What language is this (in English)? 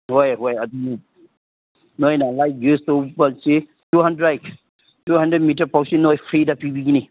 Manipuri